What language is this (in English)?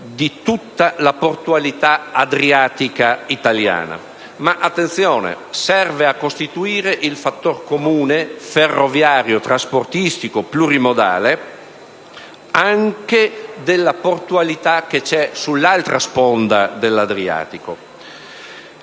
Italian